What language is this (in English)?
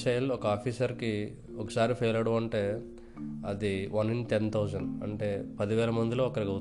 Telugu